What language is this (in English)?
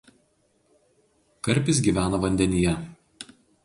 Lithuanian